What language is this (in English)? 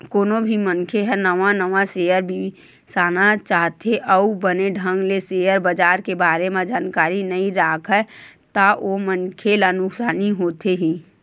Chhattisgarhi